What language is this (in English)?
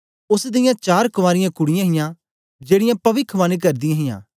Dogri